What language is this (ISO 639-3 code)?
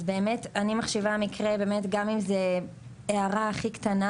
heb